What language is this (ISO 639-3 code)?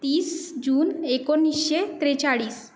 mar